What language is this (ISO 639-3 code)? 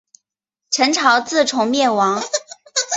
zho